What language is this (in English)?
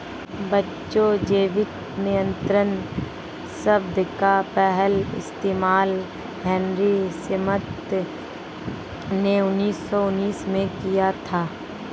Hindi